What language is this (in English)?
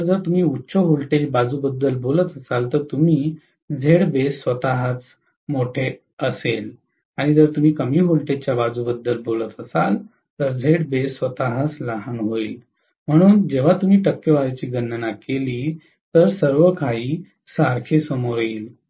Marathi